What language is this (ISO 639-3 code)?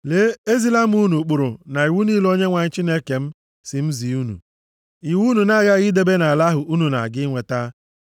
ibo